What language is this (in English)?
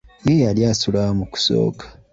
Ganda